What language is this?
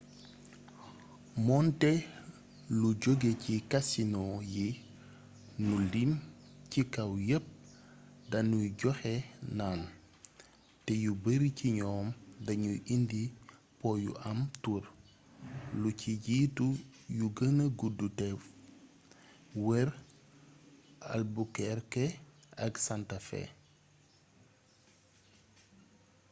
Wolof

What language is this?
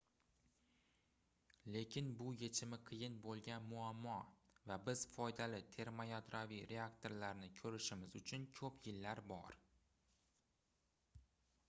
Uzbek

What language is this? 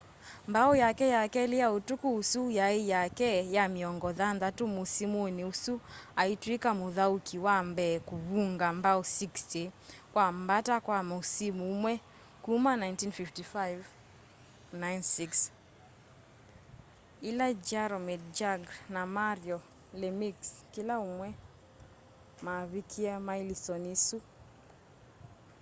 Kamba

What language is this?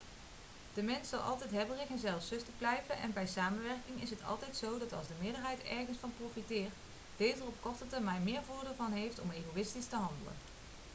Dutch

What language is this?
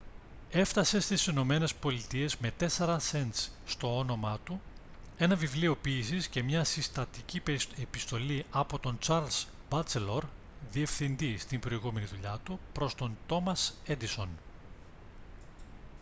Greek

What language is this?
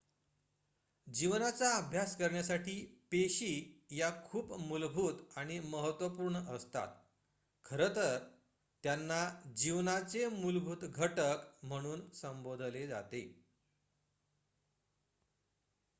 Marathi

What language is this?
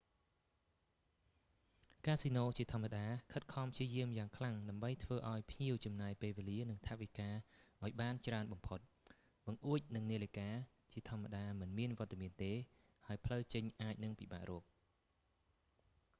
Khmer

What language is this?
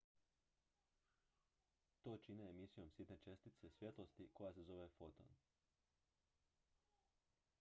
Croatian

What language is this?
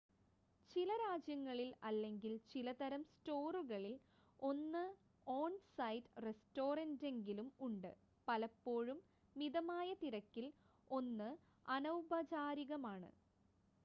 Malayalam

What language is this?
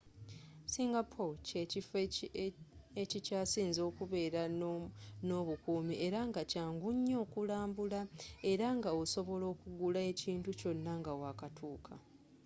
Ganda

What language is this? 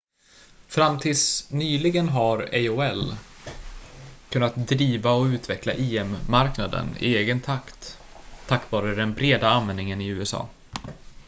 Swedish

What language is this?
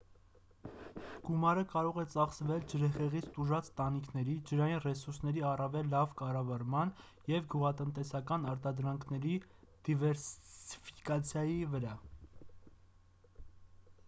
Armenian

